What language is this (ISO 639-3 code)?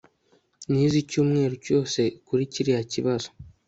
kin